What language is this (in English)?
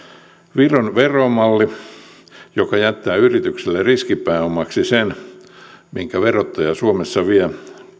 Finnish